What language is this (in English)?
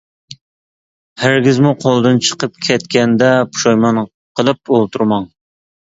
Uyghur